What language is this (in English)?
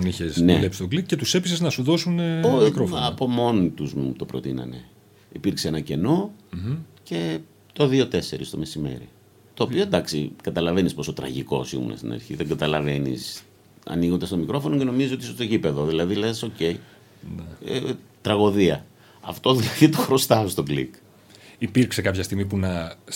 Greek